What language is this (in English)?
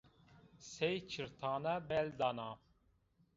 Zaza